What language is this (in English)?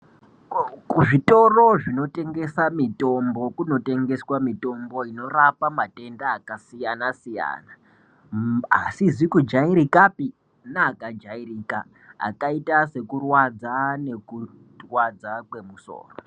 Ndau